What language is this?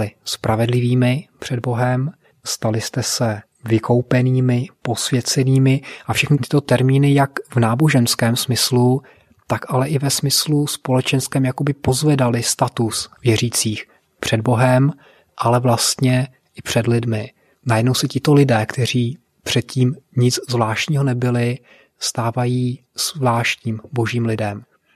Czech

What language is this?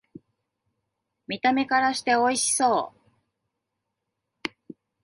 Japanese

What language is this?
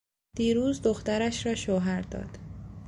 Persian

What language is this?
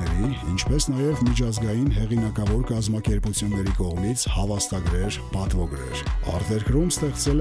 Romanian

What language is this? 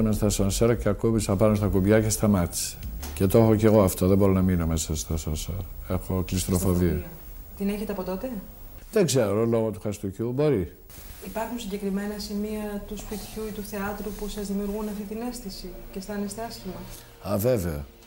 Greek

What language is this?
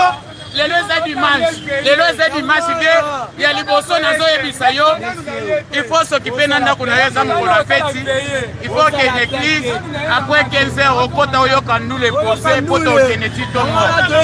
French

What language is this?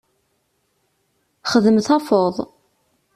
Kabyle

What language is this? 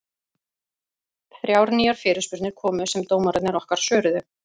Icelandic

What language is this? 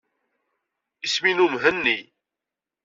Kabyle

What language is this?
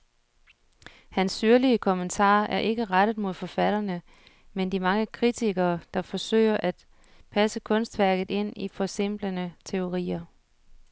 Danish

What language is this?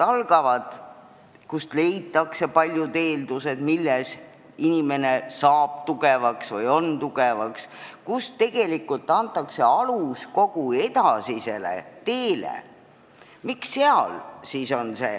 Estonian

